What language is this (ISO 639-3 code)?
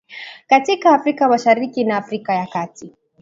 swa